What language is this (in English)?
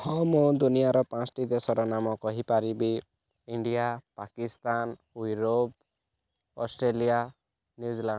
Odia